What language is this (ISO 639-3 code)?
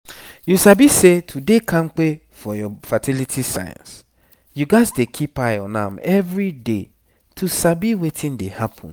pcm